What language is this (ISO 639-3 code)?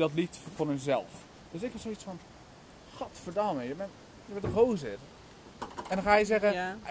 nld